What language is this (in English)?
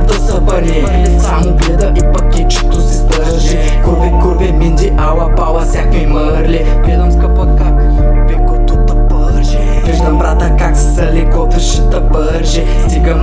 Bulgarian